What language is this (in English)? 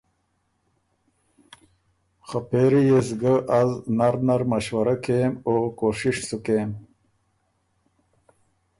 Ormuri